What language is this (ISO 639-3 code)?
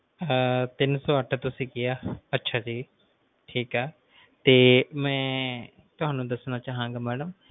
pan